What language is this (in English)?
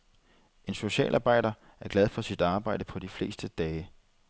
Danish